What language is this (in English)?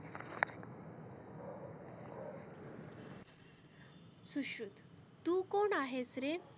Marathi